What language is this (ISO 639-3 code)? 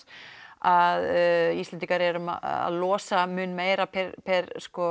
isl